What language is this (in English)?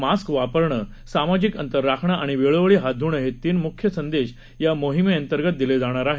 Marathi